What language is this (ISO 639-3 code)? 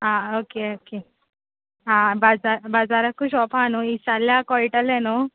kok